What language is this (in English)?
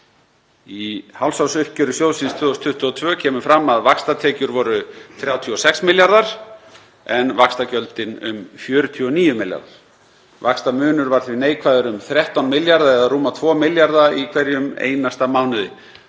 Icelandic